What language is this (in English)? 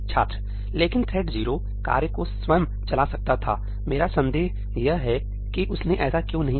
Hindi